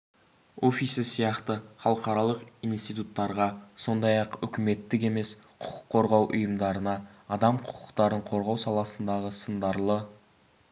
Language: Kazakh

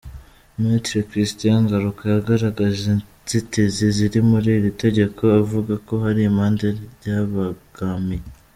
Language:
Kinyarwanda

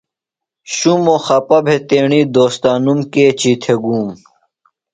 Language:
Phalura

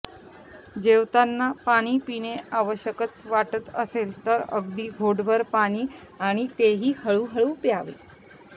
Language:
Marathi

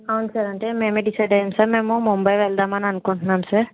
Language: Telugu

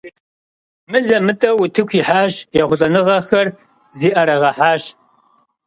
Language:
Kabardian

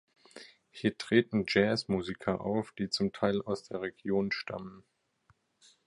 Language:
German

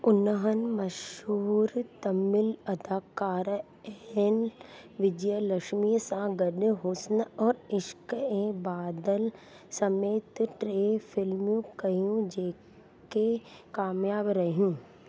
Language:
Sindhi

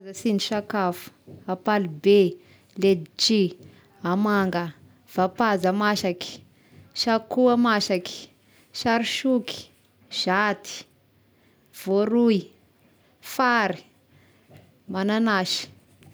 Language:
Tesaka Malagasy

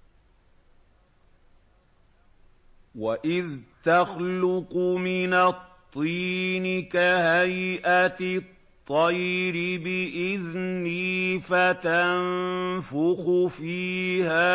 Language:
Arabic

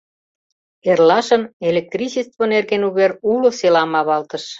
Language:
Mari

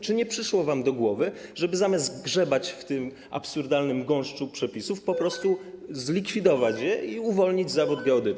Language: Polish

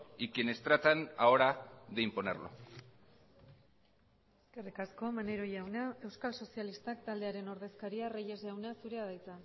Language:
Basque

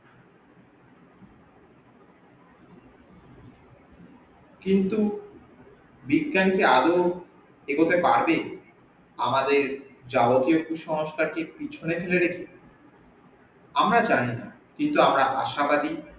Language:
Bangla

